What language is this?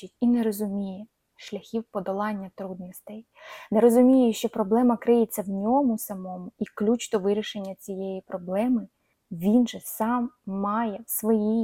Ukrainian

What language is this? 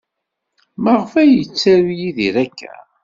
Kabyle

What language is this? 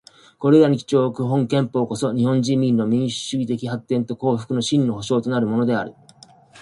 Japanese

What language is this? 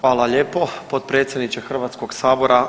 Croatian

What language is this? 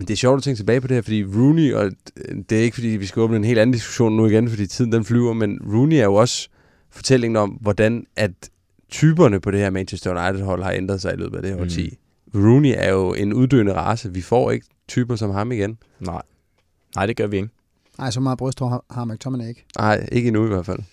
Danish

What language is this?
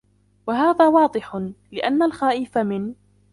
Arabic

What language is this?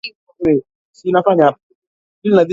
Swahili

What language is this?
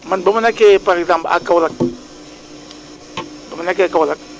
Wolof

